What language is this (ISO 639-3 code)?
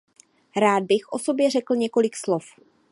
ces